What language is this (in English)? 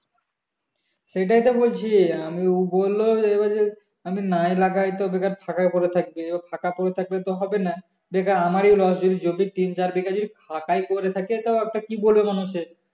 Bangla